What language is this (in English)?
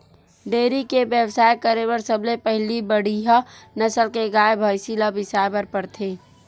Chhattisgarhi